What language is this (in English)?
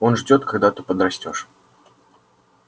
Russian